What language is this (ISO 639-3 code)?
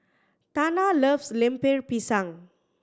eng